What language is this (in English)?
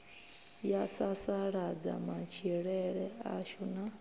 Venda